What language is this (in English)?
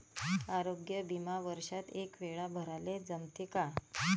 Marathi